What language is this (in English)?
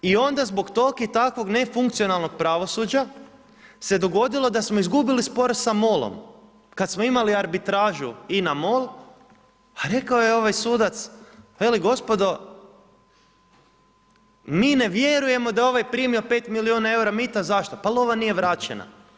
Croatian